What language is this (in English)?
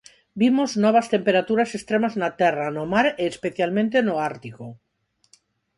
Galician